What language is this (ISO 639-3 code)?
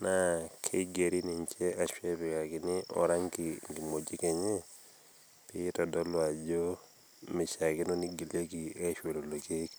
mas